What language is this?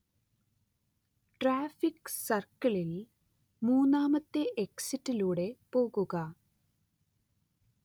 Malayalam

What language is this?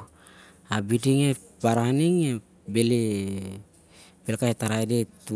Siar-Lak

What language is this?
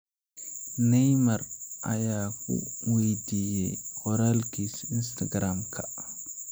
Somali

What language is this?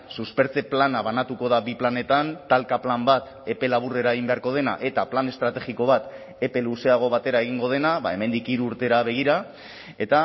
Basque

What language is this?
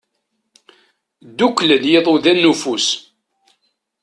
Kabyle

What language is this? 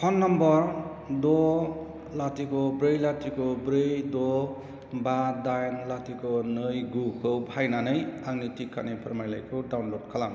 Bodo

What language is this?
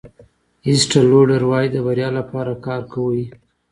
Pashto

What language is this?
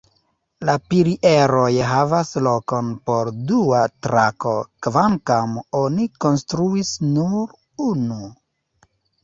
Esperanto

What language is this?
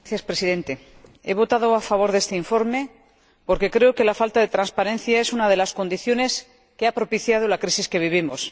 Spanish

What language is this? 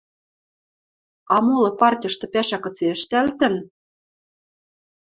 Western Mari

